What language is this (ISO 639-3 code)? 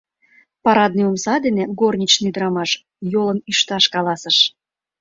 chm